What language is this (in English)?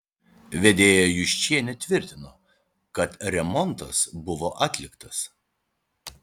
Lithuanian